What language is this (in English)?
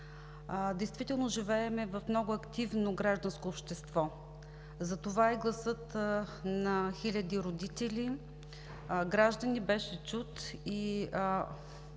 Bulgarian